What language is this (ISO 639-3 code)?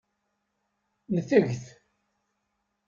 kab